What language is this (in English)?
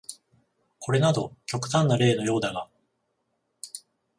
Japanese